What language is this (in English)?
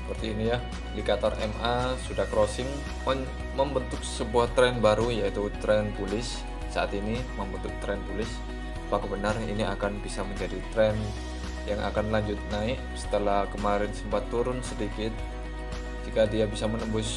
Indonesian